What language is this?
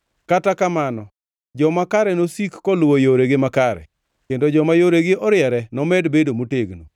Luo (Kenya and Tanzania)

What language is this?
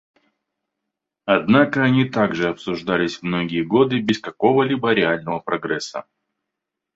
Russian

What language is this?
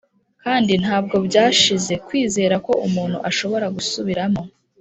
Kinyarwanda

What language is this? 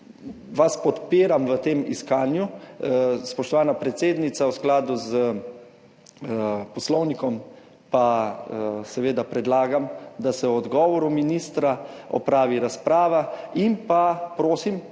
Slovenian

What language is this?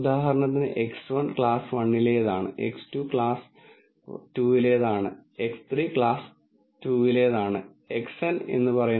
Malayalam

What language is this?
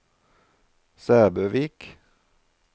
Norwegian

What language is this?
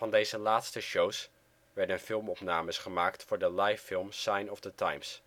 Dutch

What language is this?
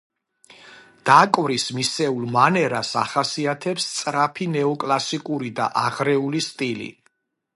Georgian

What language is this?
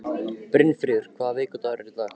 Icelandic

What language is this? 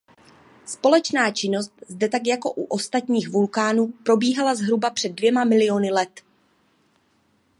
Czech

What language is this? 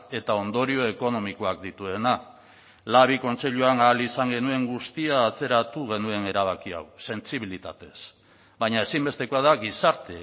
Basque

